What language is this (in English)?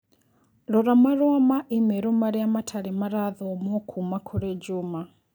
Kikuyu